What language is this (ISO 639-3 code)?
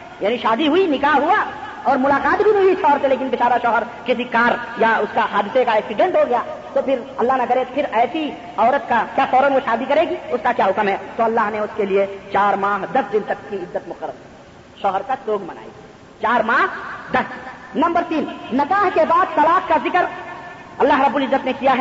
urd